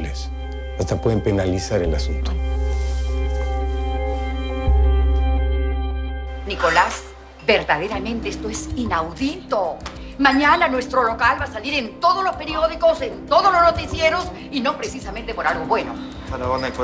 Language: Spanish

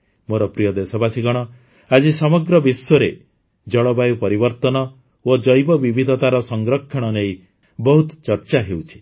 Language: Odia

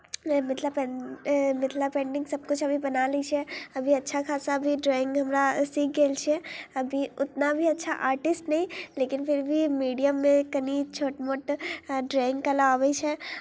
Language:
Maithili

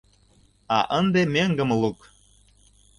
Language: Mari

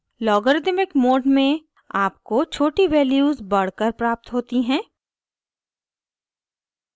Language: Hindi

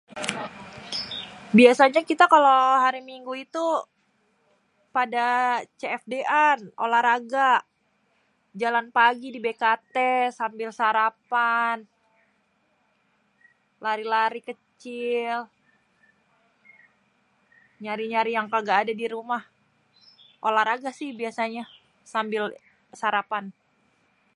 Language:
Betawi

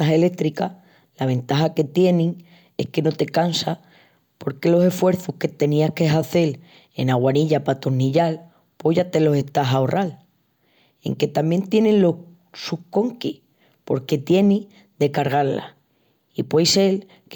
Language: Extremaduran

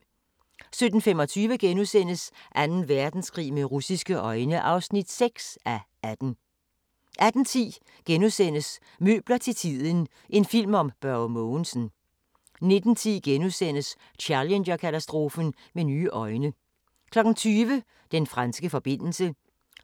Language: Danish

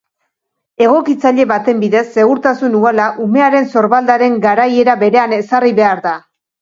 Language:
Basque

